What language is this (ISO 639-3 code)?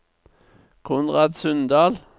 nor